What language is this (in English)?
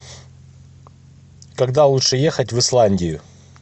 Russian